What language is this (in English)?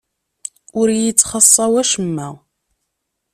Kabyle